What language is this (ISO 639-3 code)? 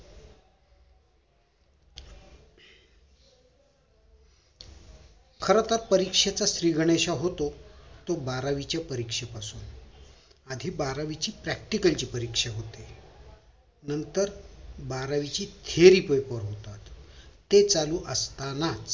mar